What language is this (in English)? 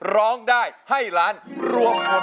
Thai